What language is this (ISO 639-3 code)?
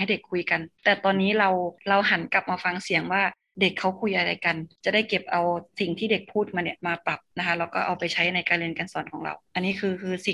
tha